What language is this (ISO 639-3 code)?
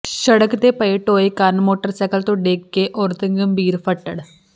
pan